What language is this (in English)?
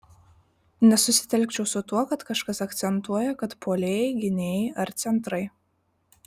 Lithuanian